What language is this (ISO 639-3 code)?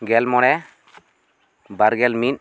sat